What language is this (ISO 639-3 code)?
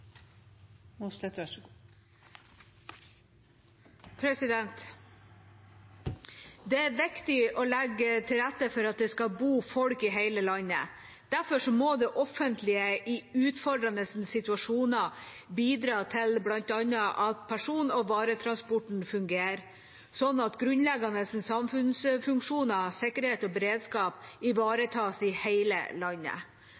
nor